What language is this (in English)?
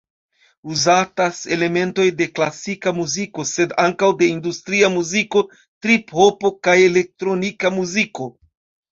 Esperanto